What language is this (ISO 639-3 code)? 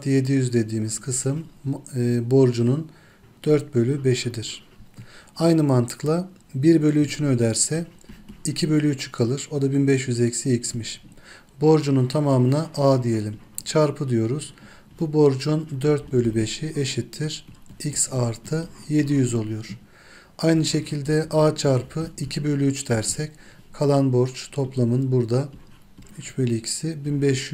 tur